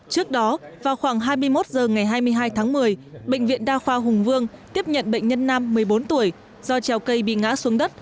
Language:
Vietnamese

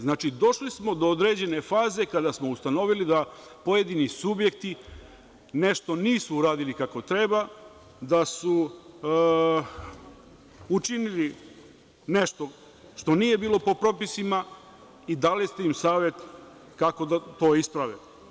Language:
Serbian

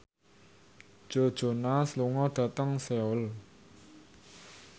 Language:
Javanese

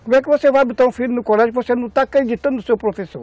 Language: Portuguese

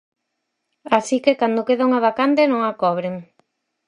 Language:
Galician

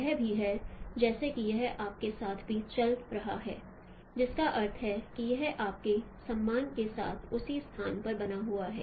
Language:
Hindi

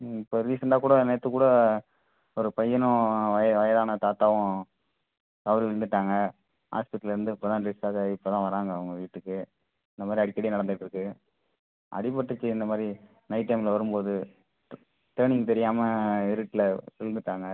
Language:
Tamil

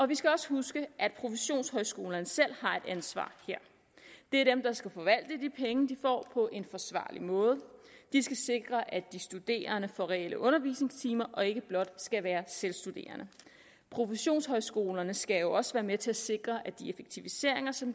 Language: Danish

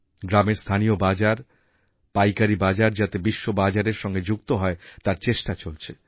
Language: Bangla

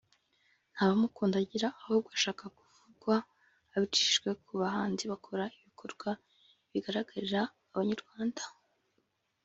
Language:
Kinyarwanda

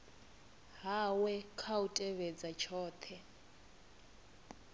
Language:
Venda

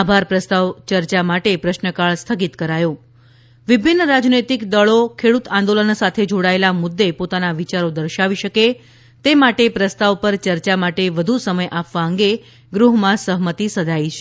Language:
Gujarati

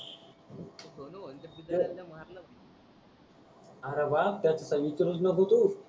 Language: Marathi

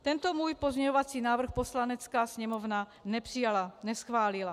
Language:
Czech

